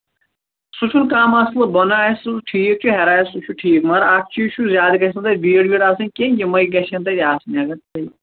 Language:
Kashmiri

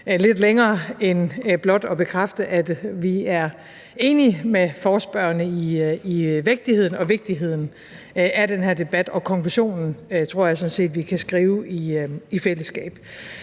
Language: Danish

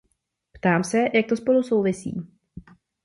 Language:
Czech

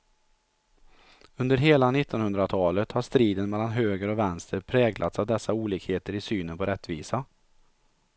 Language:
Swedish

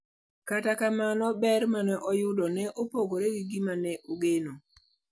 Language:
Luo (Kenya and Tanzania)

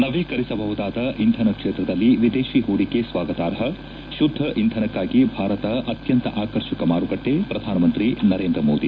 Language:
Kannada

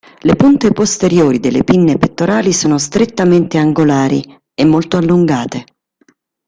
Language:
Italian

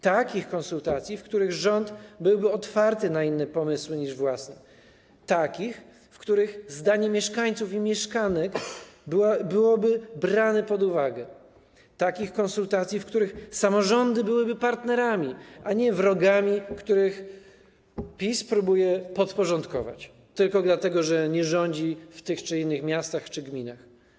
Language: Polish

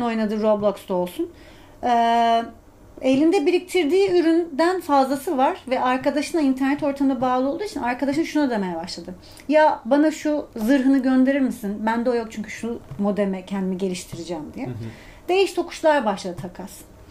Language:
Turkish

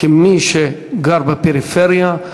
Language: Hebrew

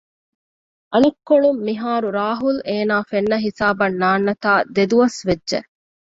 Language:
Divehi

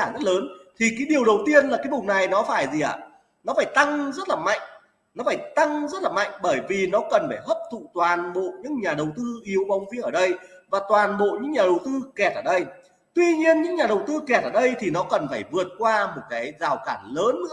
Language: Vietnamese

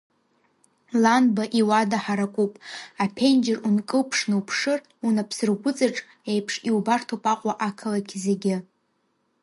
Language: Abkhazian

